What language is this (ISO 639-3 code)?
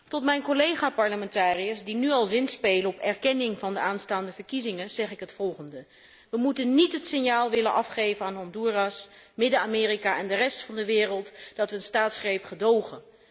nld